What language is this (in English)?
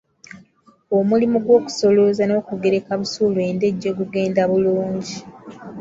Ganda